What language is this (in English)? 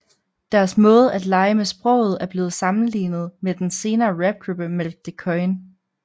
Danish